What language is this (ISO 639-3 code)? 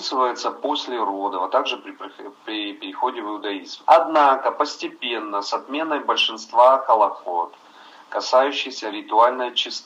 rus